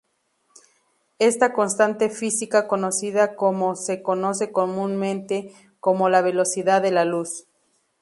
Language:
Spanish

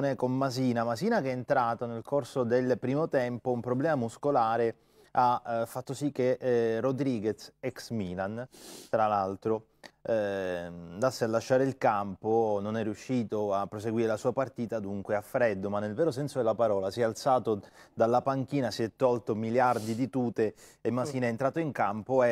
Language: Italian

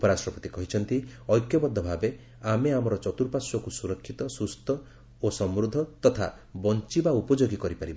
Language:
Odia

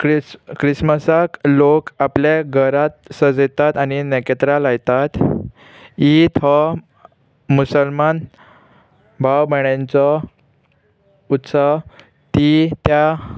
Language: Konkani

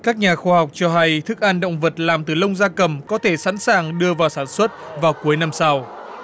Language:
Vietnamese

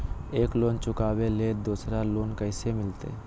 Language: Magahi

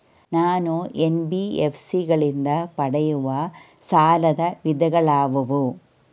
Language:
Kannada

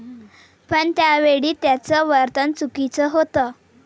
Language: Marathi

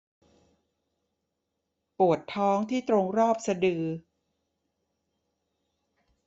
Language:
Thai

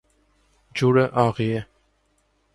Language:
Armenian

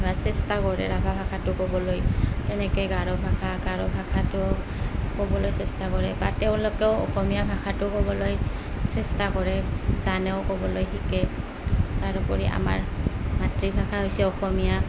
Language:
Assamese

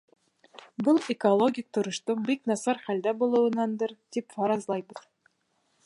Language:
Bashkir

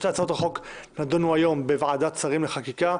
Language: Hebrew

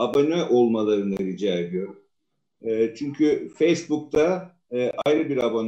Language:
Turkish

